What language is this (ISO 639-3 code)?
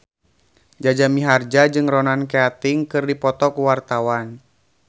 sun